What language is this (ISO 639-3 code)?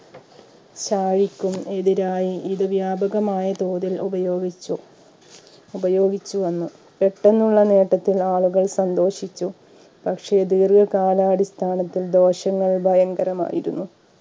mal